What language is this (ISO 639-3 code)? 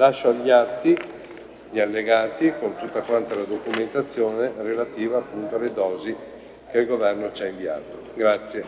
ita